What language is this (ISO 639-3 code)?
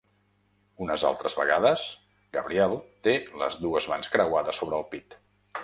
cat